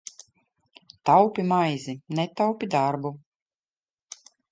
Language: Latvian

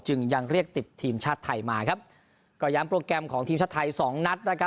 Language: Thai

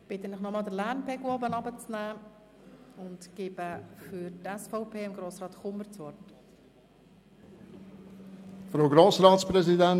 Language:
Swiss German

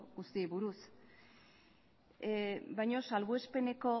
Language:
Basque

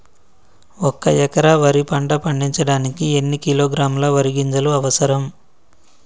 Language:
Telugu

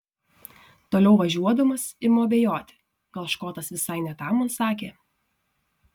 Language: Lithuanian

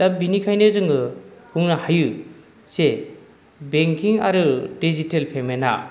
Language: Bodo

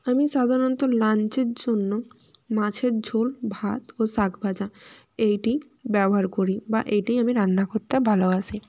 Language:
Bangla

